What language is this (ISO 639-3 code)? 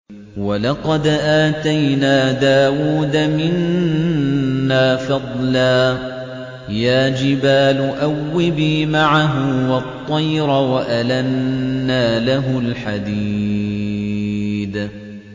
ara